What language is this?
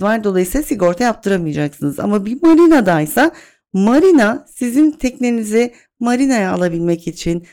Turkish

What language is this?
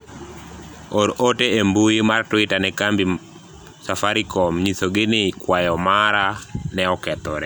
Luo (Kenya and Tanzania)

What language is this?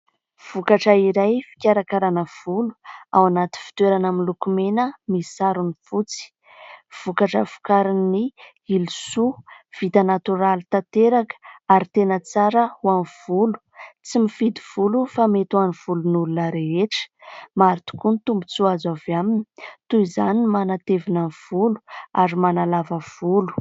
Malagasy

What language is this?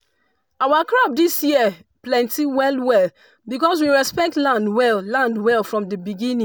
Nigerian Pidgin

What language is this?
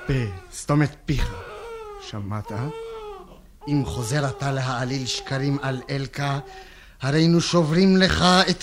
Hebrew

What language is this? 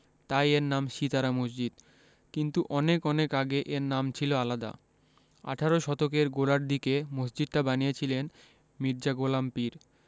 Bangla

